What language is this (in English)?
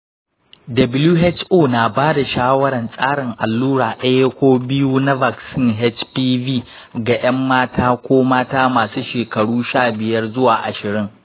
Hausa